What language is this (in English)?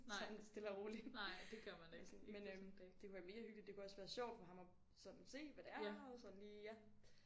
Danish